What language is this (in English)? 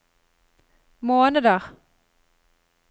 Norwegian